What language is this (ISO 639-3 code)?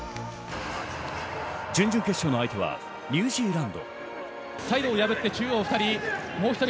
jpn